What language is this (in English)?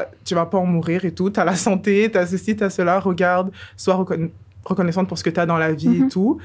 French